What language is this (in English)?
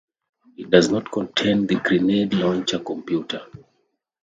English